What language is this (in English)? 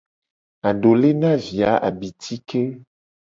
Gen